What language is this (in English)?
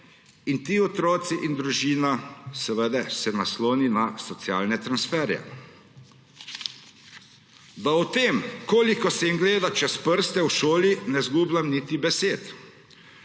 Slovenian